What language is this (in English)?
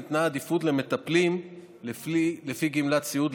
Hebrew